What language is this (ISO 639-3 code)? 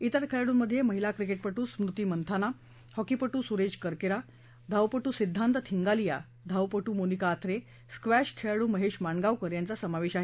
mar